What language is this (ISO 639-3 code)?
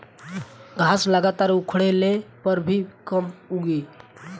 bho